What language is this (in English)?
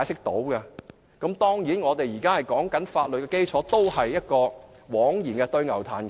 Cantonese